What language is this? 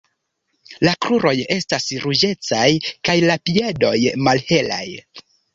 Esperanto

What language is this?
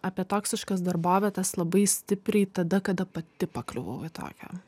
Lithuanian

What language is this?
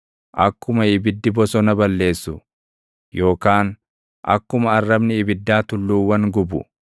Oromo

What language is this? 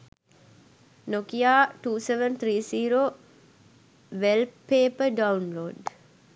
Sinhala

